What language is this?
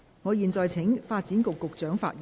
Cantonese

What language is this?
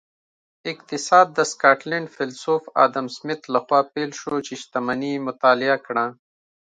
Pashto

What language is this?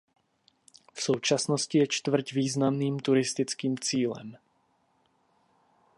Czech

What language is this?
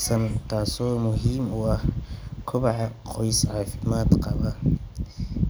Somali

